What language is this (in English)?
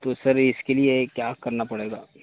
Urdu